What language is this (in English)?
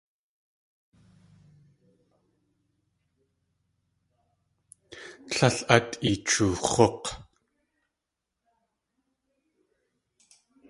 Tlingit